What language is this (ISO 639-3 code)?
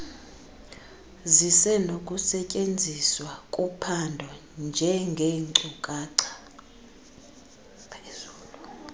xho